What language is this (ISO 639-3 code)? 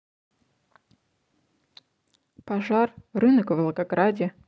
rus